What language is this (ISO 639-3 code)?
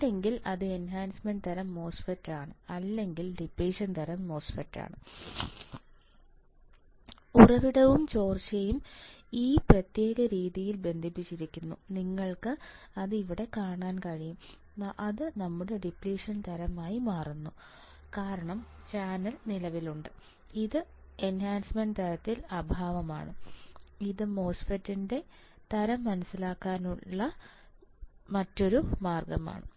mal